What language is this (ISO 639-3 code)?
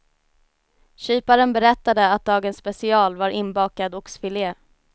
swe